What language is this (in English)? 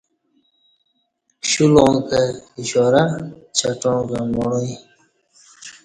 Kati